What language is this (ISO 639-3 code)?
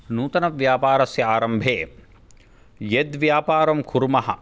san